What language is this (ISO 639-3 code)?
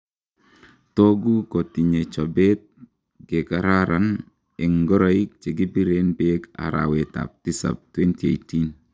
kln